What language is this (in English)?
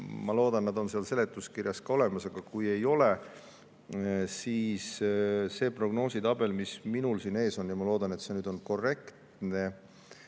Estonian